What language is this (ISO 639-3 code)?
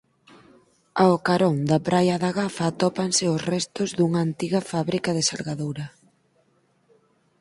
glg